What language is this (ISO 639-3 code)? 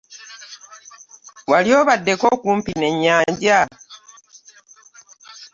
lug